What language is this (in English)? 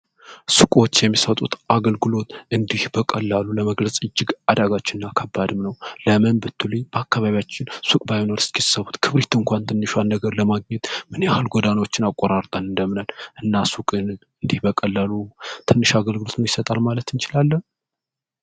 Amharic